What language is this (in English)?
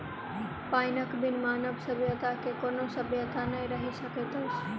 Maithili